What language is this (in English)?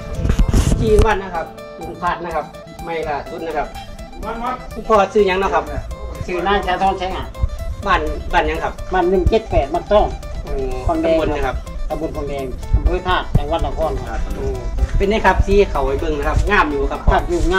Thai